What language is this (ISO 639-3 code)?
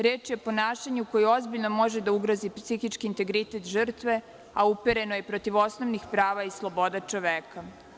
srp